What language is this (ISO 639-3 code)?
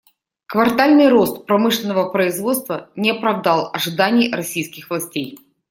rus